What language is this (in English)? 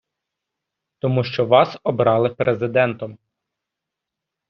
Ukrainian